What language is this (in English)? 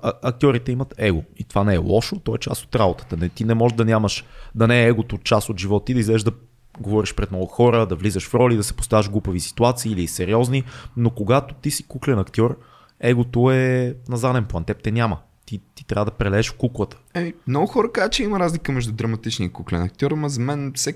Bulgarian